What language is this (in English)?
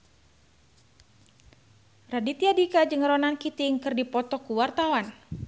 Sundanese